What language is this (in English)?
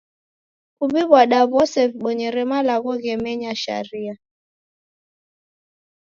Taita